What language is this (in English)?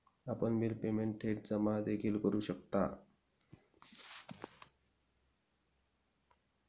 Marathi